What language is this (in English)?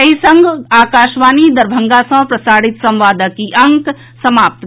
Maithili